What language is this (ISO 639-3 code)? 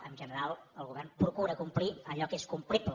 cat